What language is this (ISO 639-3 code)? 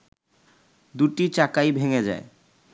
ben